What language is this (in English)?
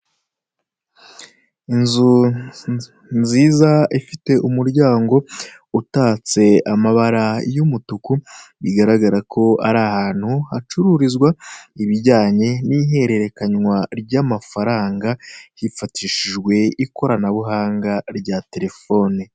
Kinyarwanda